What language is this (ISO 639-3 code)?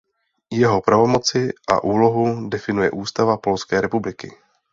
ces